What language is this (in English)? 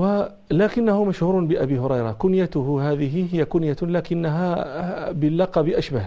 Arabic